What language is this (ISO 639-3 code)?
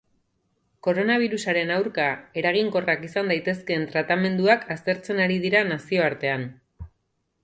eus